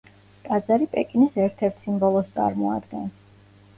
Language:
Georgian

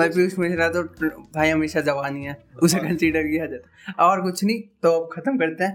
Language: Hindi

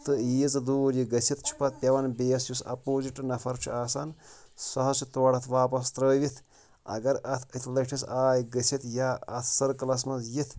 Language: Kashmiri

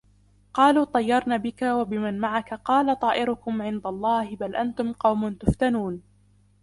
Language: Arabic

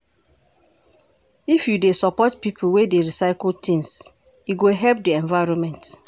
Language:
Nigerian Pidgin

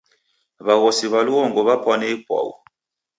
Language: Taita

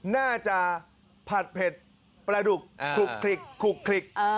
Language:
Thai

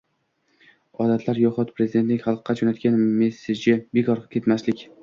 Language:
Uzbek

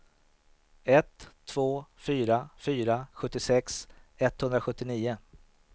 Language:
Swedish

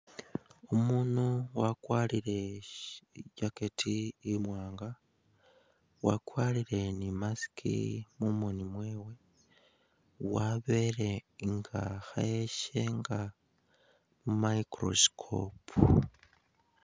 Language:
Masaaba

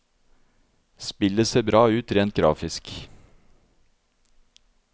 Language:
Norwegian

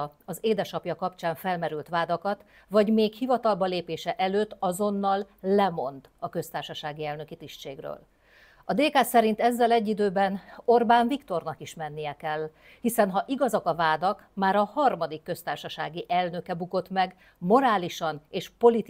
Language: Hungarian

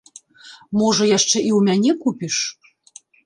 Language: Belarusian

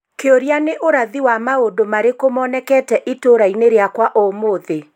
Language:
Kikuyu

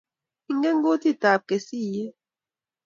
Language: Kalenjin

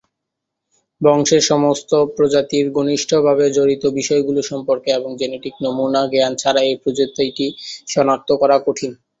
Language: Bangla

